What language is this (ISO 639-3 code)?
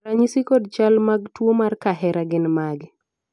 luo